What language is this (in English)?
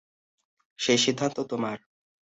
Bangla